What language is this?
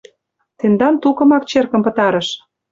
Mari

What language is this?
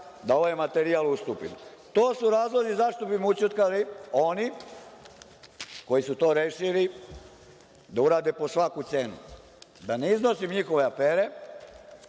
Serbian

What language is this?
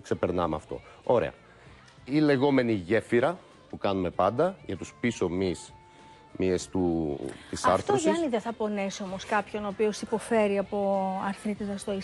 Greek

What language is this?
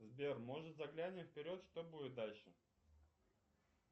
Russian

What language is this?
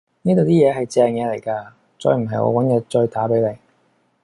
Cantonese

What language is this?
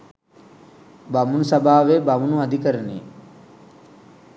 Sinhala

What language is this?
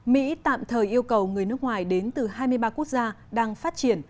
Vietnamese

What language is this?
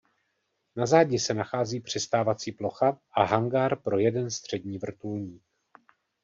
Czech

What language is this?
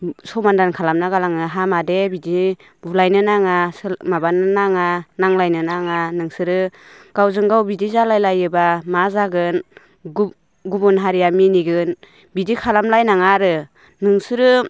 Bodo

